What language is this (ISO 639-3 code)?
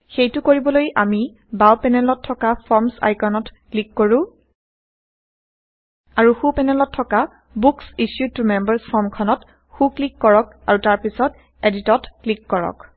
asm